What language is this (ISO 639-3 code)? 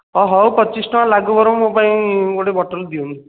ori